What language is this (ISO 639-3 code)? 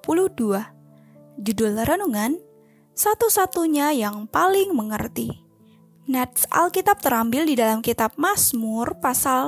ind